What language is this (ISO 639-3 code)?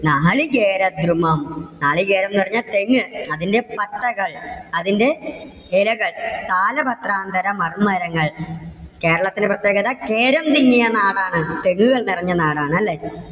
mal